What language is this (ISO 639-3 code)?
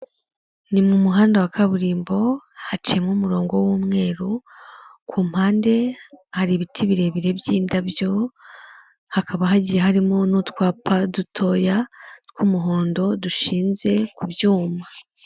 kin